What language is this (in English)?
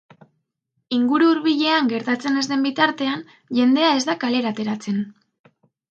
Basque